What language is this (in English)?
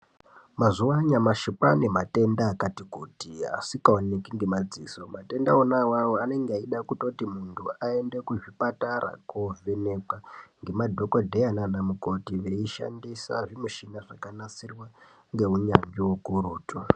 Ndau